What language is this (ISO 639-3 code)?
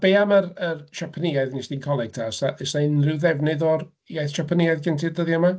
cym